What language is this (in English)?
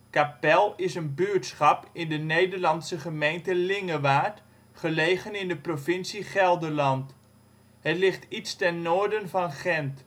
Dutch